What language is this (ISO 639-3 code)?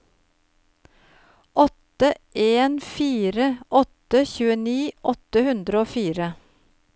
nor